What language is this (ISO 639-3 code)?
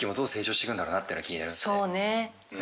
jpn